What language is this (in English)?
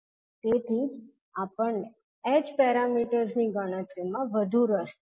Gujarati